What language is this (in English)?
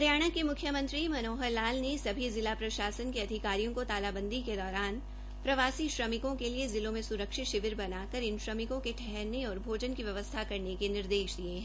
Hindi